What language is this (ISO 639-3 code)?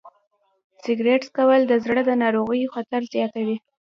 pus